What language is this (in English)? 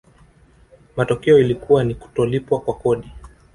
Swahili